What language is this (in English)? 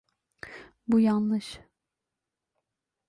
Turkish